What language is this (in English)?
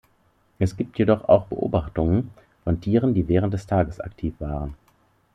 German